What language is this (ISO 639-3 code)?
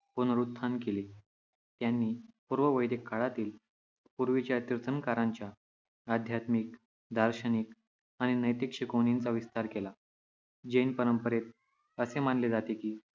mar